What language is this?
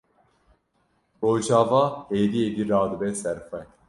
Kurdish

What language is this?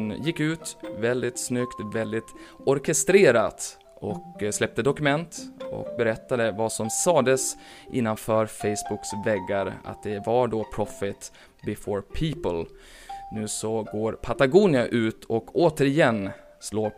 Swedish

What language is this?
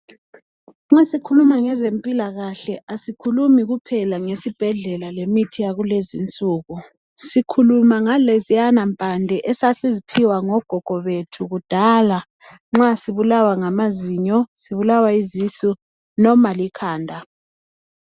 North Ndebele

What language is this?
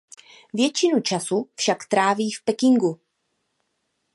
Czech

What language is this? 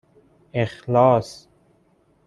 Persian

